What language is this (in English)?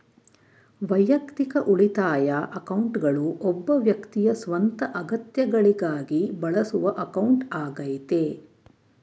Kannada